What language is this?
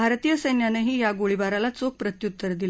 Marathi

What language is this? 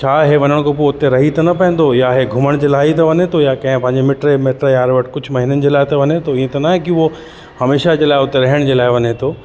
Sindhi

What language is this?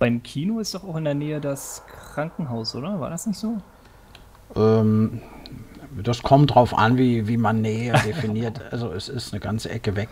German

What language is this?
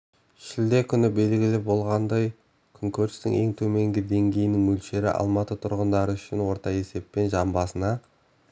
Kazakh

